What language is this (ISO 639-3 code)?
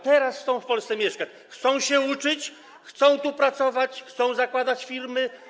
pol